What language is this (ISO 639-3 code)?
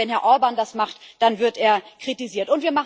deu